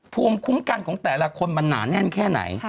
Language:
Thai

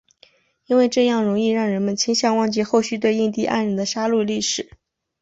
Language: Chinese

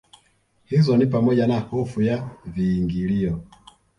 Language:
Swahili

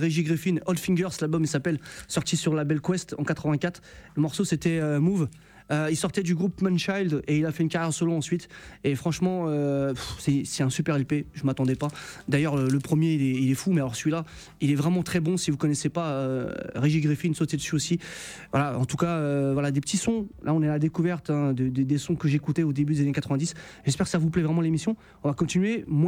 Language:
French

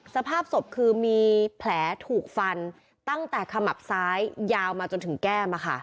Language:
Thai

